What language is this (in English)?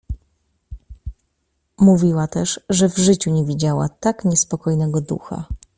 Polish